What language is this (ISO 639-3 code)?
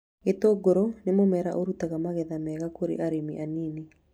kik